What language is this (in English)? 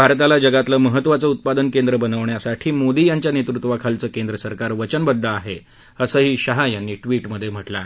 Marathi